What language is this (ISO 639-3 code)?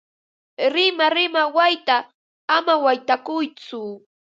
qva